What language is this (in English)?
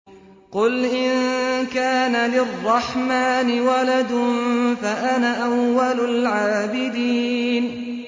Arabic